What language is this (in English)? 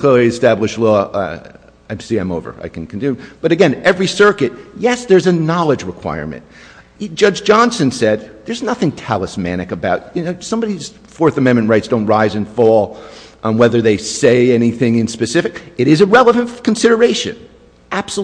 English